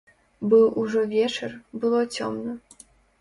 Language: Belarusian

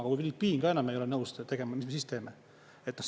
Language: Estonian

